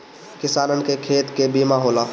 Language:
Bhojpuri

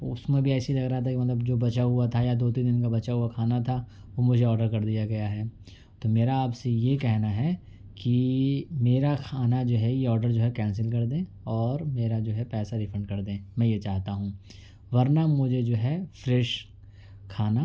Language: Urdu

